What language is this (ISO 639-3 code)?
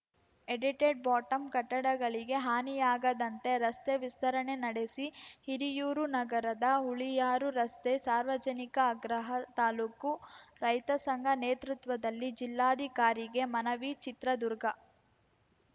kan